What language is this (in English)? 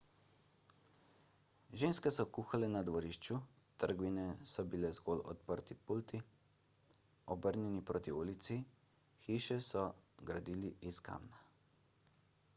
Slovenian